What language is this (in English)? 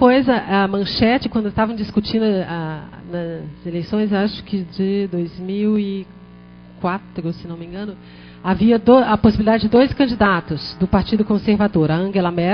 Portuguese